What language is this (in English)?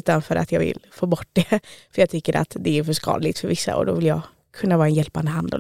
Swedish